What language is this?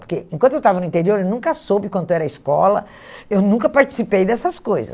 Portuguese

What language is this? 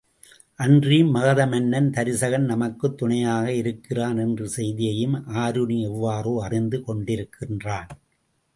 Tamil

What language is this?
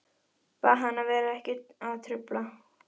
Icelandic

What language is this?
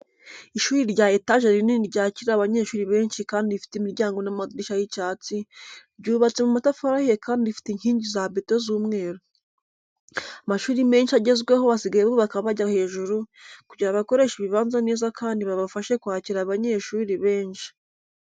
Kinyarwanda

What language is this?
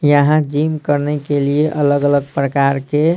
Hindi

